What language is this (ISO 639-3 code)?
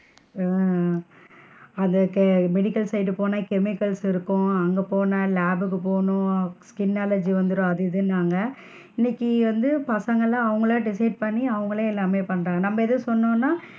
tam